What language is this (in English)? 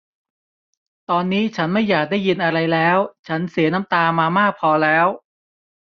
Thai